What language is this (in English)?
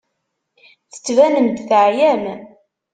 Kabyle